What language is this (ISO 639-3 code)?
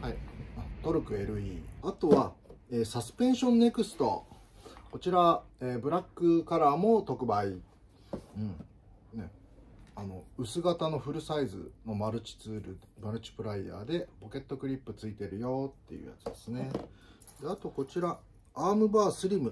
jpn